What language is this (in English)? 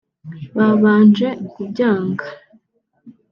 Kinyarwanda